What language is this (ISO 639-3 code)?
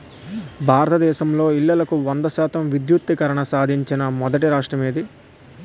tel